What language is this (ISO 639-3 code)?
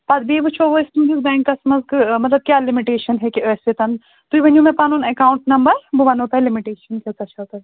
kas